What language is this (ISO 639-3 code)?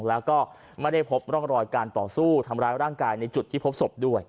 tha